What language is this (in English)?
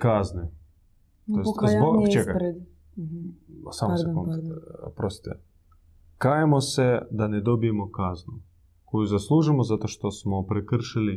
Croatian